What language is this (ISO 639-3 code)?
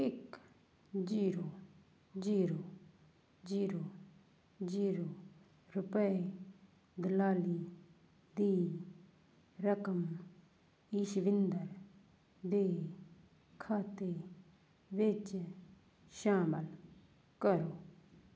pan